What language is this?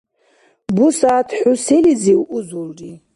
Dargwa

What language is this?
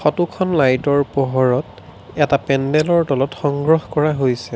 Assamese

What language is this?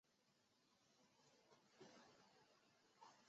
Chinese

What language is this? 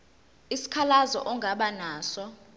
Zulu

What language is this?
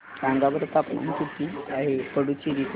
Marathi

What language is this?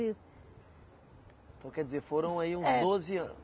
Portuguese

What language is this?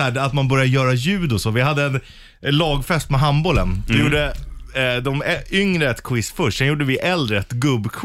Swedish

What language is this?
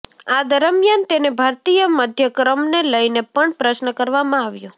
Gujarati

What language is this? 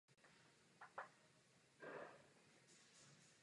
Czech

